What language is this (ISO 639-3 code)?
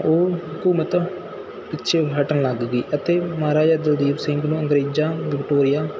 pan